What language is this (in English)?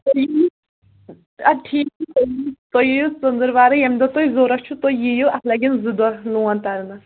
Kashmiri